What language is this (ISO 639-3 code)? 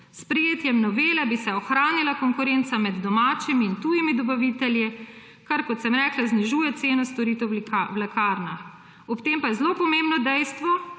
slv